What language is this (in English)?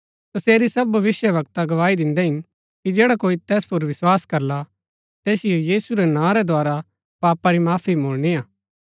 Gaddi